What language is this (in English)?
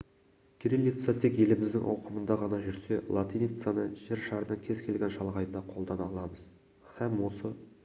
Kazakh